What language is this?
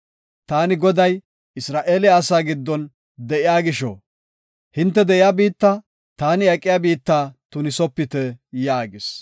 Gofa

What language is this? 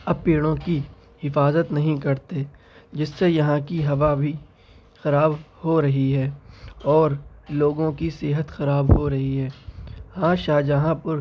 Urdu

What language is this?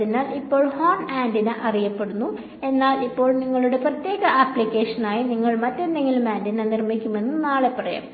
Malayalam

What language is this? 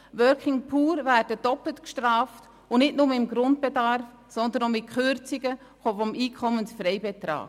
Swiss German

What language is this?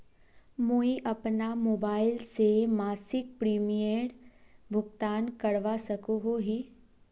Magahi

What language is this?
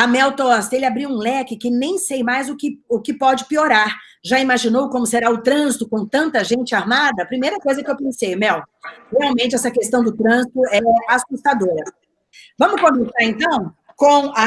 Portuguese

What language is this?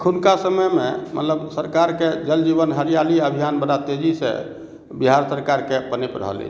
Maithili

